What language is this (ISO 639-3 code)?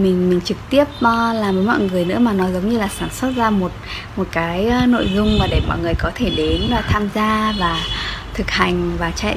vie